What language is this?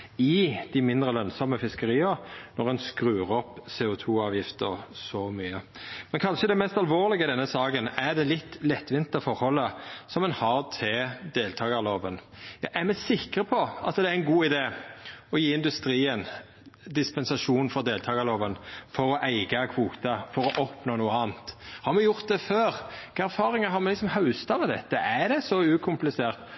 Norwegian Nynorsk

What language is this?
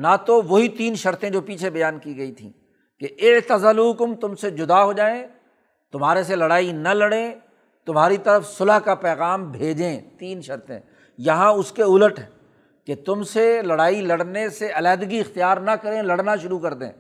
Urdu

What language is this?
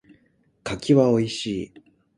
Japanese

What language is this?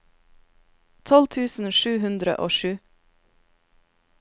Norwegian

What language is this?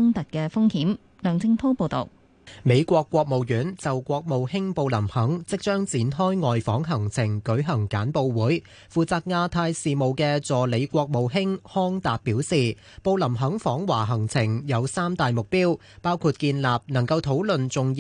Chinese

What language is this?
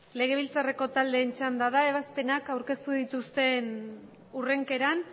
Basque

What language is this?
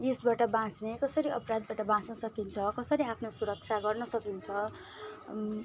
Nepali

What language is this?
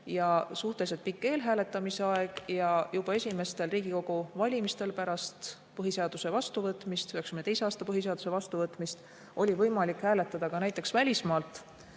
Estonian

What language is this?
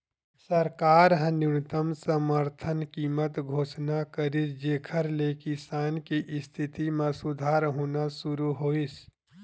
Chhattisgarhi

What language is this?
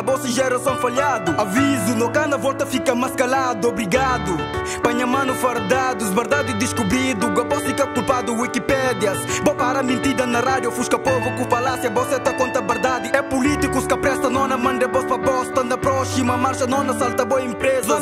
Portuguese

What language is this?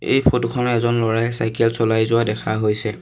Assamese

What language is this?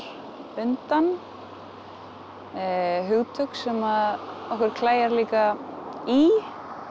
Icelandic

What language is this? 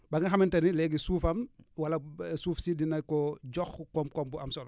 Wolof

